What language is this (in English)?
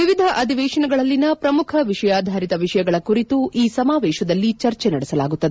Kannada